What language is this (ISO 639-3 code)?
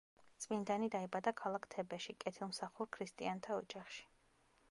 kat